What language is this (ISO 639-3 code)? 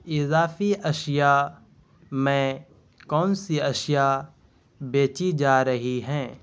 urd